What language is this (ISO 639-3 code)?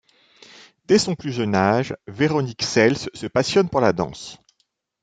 fra